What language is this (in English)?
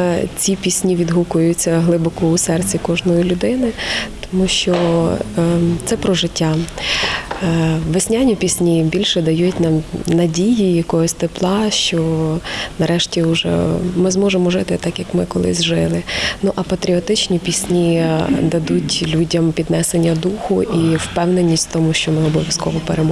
Ukrainian